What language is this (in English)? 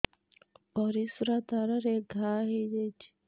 Odia